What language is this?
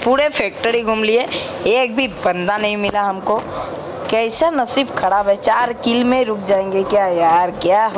Hindi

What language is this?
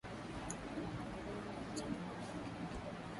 Swahili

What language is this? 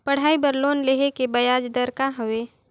Chhattisgarhi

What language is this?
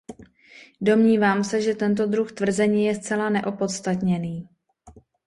Czech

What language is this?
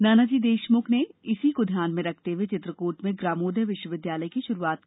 Hindi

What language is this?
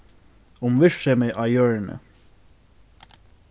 Faroese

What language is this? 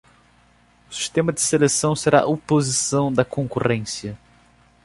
Portuguese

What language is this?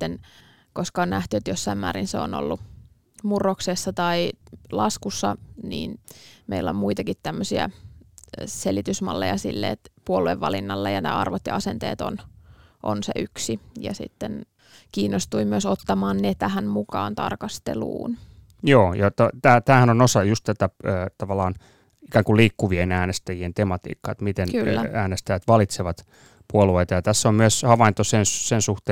Finnish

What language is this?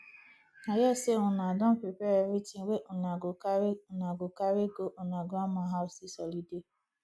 Nigerian Pidgin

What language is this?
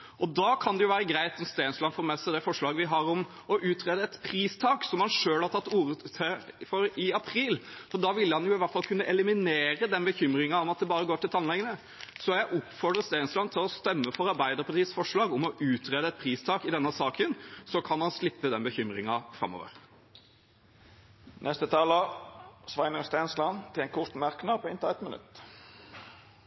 Norwegian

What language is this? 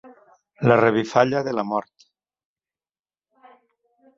Catalan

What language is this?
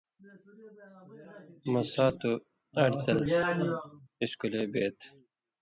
Indus Kohistani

